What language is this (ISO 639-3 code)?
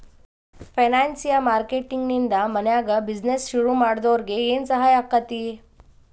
kan